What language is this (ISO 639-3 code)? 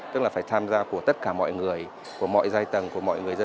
vie